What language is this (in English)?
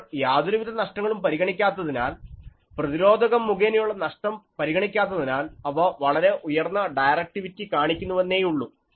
Malayalam